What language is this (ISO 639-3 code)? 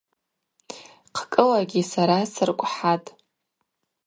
abq